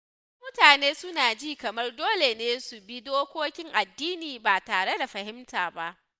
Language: Hausa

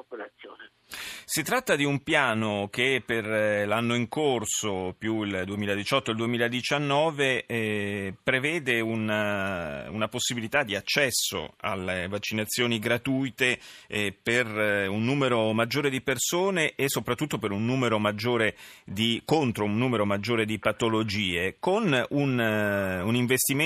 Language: Italian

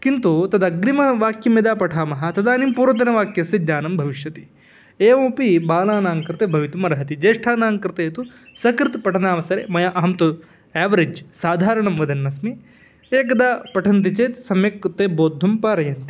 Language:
Sanskrit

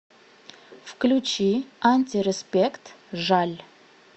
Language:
Russian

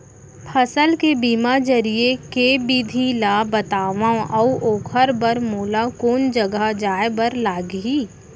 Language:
Chhattisgarhi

